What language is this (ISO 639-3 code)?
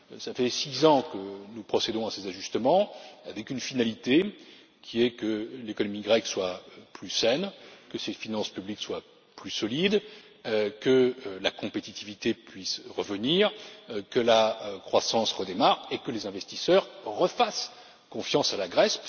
fra